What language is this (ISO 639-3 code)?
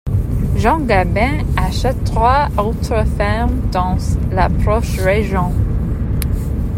fra